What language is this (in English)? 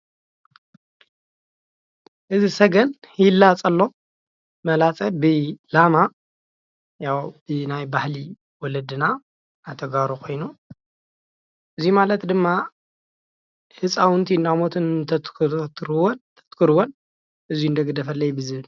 Tigrinya